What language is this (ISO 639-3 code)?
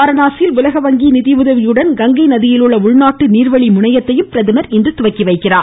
tam